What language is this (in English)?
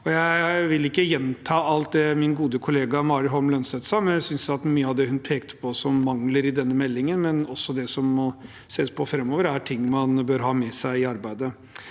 Norwegian